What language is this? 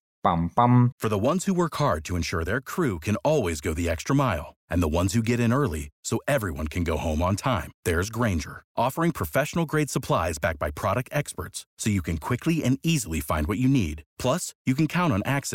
Romanian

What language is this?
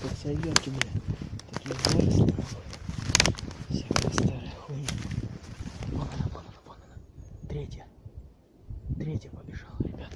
Russian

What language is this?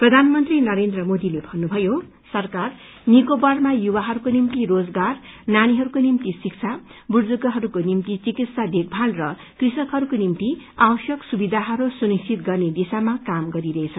Nepali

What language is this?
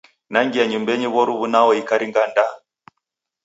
Taita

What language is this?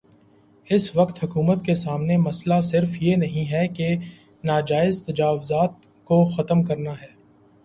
Urdu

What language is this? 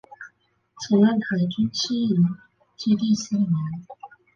Chinese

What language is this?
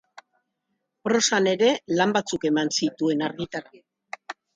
Basque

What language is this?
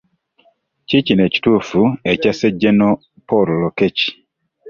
Ganda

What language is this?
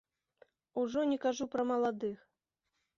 Belarusian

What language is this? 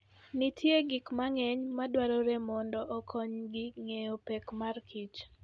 Luo (Kenya and Tanzania)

